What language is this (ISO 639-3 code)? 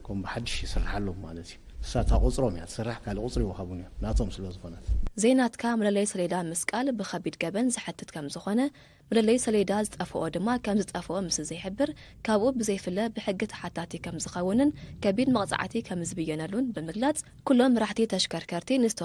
ara